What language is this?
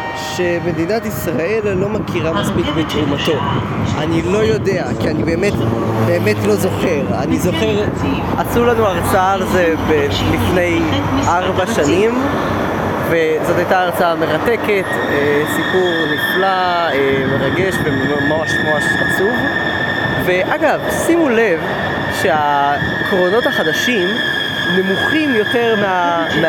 Hebrew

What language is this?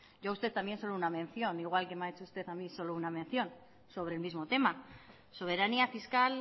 Spanish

